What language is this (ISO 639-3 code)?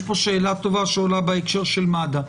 heb